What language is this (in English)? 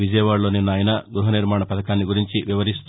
Telugu